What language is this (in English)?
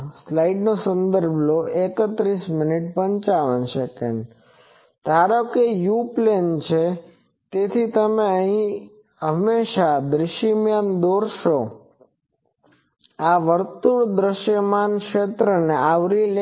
Gujarati